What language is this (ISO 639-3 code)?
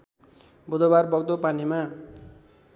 nep